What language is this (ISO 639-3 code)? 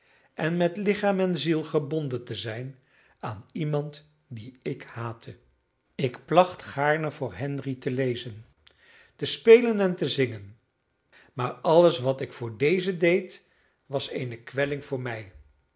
nld